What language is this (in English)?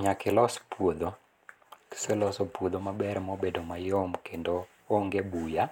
Luo (Kenya and Tanzania)